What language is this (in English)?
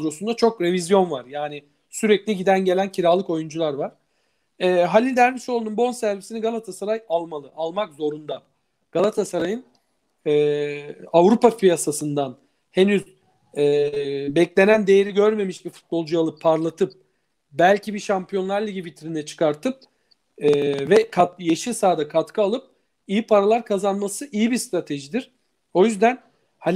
Turkish